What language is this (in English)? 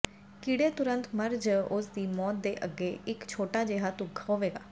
Punjabi